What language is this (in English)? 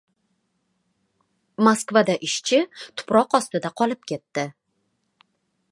Uzbek